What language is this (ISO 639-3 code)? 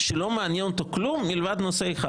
heb